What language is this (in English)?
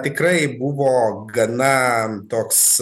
Lithuanian